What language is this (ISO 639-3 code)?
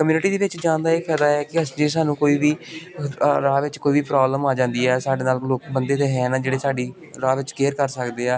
pan